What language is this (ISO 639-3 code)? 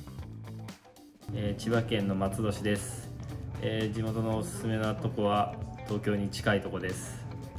jpn